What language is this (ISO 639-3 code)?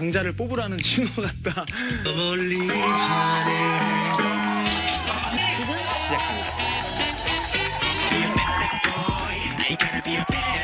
kor